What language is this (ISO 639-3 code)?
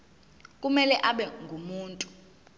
zul